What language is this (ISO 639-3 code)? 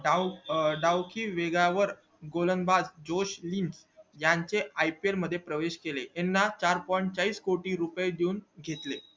mar